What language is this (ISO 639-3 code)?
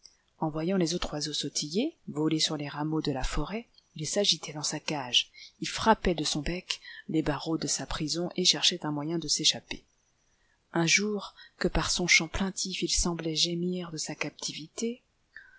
fra